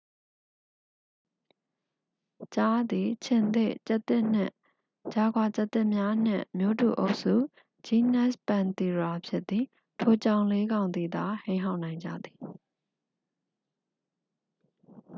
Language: Burmese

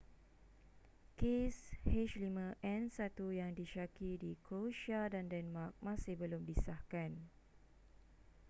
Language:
Malay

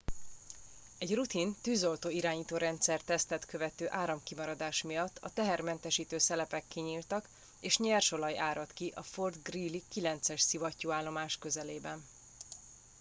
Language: Hungarian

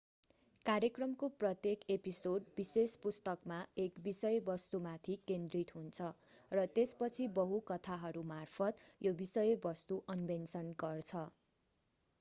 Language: Nepali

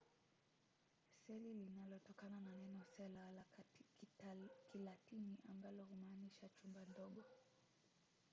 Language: Swahili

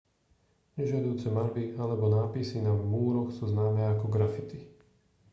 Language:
Slovak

